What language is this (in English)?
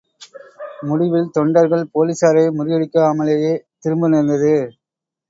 Tamil